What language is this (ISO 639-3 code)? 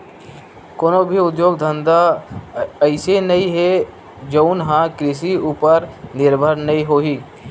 hne